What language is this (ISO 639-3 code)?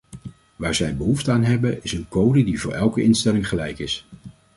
nld